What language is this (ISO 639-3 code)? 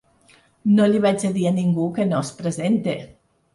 cat